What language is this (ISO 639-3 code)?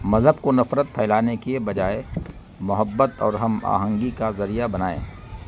urd